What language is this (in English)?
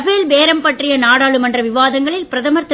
Tamil